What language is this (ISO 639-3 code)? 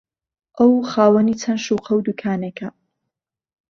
ckb